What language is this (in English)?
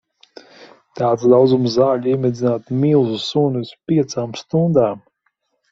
Latvian